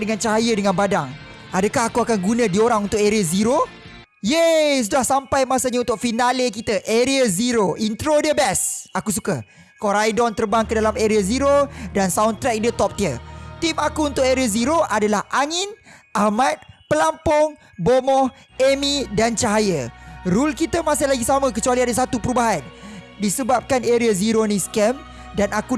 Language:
Malay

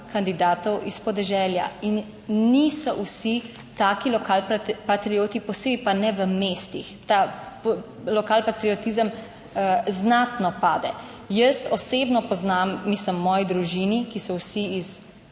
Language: Slovenian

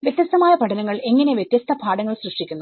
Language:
Malayalam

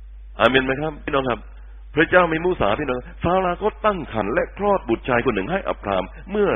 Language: Thai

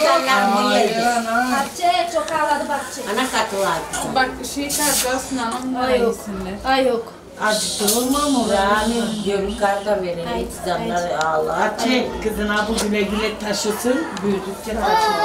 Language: Turkish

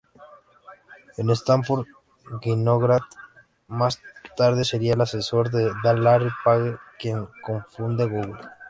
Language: Spanish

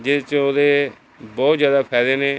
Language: Punjabi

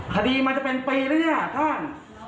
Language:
Thai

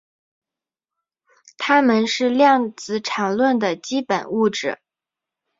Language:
Chinese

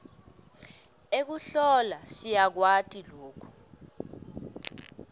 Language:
Swati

